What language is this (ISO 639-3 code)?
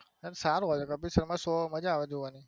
guj